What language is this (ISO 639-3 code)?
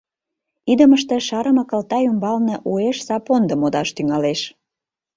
chm